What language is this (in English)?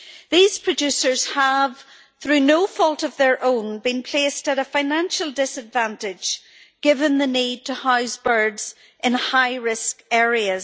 English